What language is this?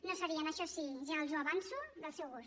Catalan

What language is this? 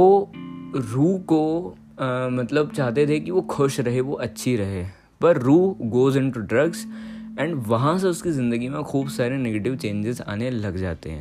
Hindi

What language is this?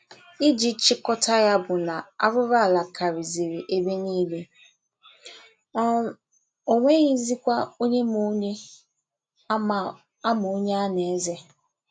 Igbo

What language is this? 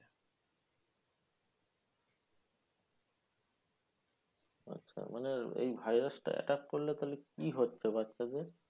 Bangla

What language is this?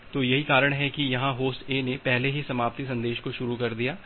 Hindi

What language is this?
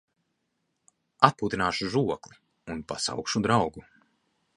Latvian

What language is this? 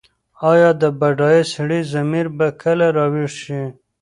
Pashto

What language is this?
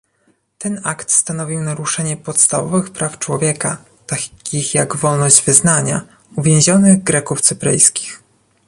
Polish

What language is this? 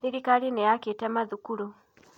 Kikuyu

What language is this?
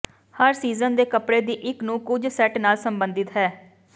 Punjabi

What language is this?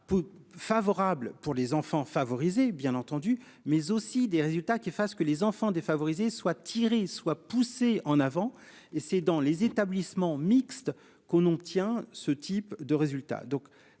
French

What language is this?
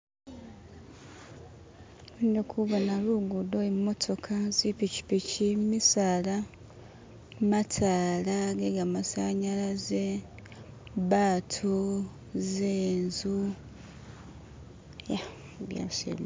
Masaaba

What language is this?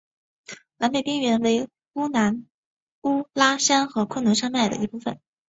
Chinese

